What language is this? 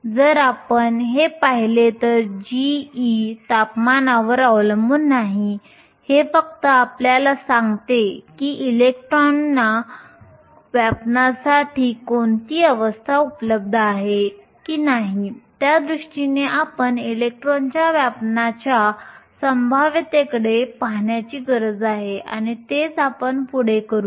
Marathi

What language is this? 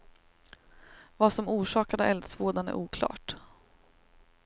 Swedish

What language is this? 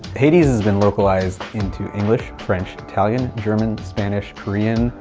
English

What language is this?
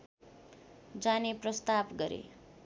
Nepali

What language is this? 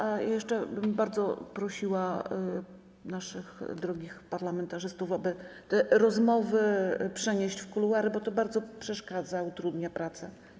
Polish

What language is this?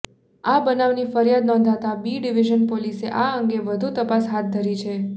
Gujarati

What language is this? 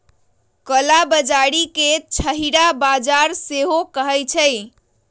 Magahi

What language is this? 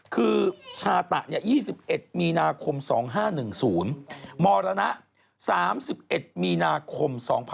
Thai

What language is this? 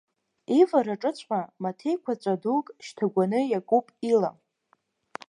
Abkhazian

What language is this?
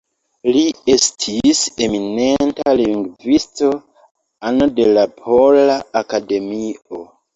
Esperanto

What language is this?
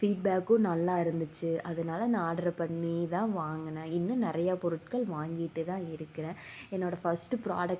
Tamil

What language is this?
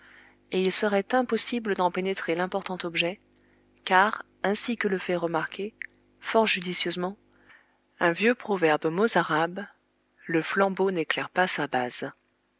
French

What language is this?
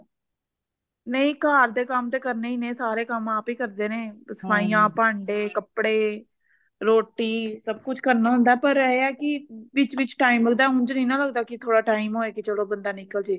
Punjabi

